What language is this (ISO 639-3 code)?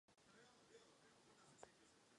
ces